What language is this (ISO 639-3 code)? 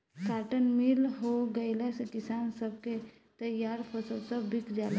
bho